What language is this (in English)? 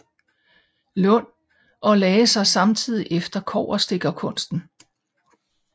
Danish